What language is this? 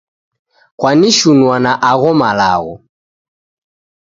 Taita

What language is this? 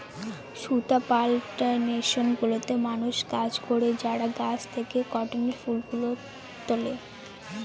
Bangla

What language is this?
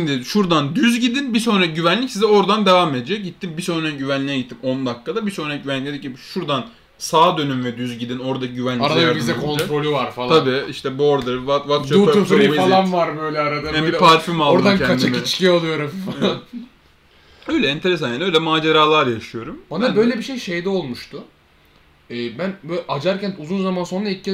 Turkish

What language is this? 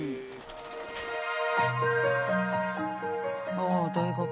Japanese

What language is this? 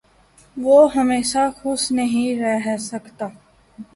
Urdu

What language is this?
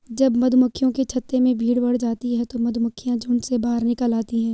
Hindi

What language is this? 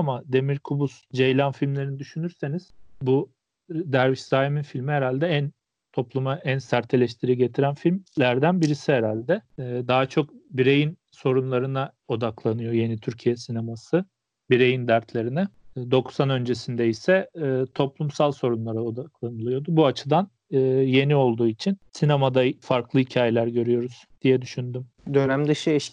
Turkish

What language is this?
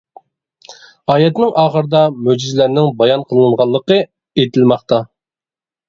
Uyghur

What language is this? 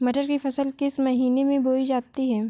Hindi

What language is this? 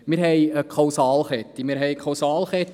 Swiss German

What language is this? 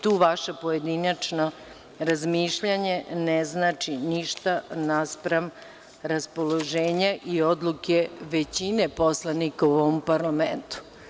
Serbian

